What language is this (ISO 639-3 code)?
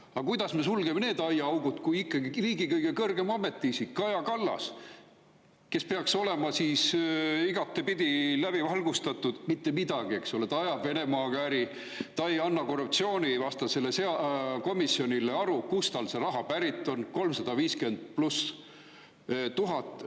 est